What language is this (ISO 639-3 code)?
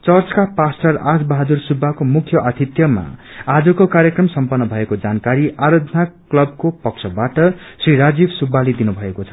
nep